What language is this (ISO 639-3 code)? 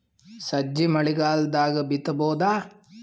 kan